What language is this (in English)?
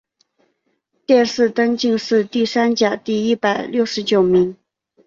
Chinese